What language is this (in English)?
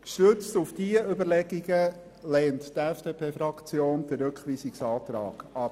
Swiss German